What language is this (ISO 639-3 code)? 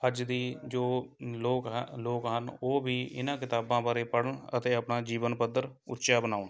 pan